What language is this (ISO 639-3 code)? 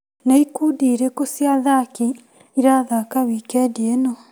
kik